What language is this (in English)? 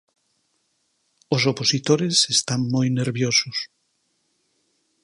Galician